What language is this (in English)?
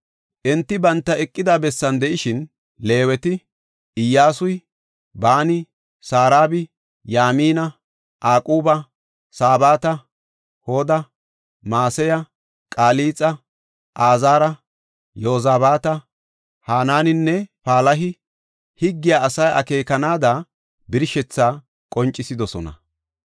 Gofa